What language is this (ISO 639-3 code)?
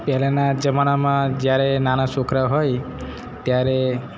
guj